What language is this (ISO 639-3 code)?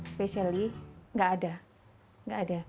ind